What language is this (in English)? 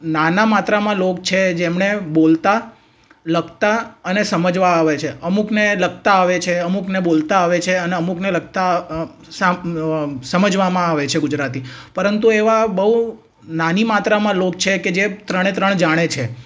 Gujarati